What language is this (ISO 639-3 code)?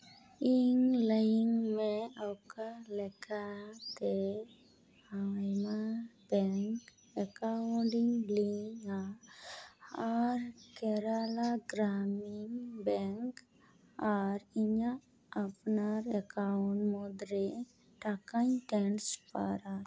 sat